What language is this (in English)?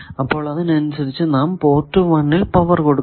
Malayalam